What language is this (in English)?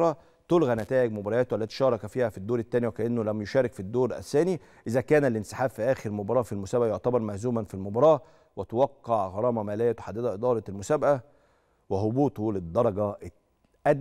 Arabic